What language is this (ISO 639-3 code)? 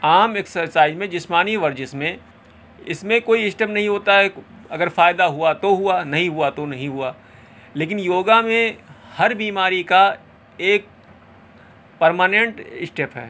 urd